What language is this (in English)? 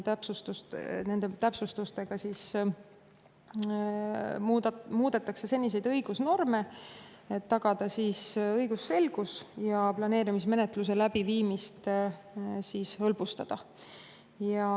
Estonian